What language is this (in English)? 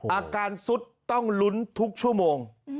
Thai